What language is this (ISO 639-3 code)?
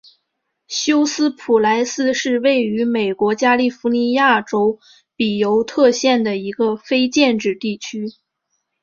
zho